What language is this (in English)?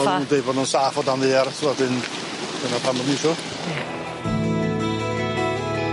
Welsh